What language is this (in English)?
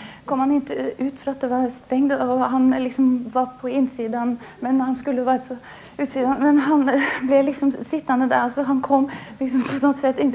Swedish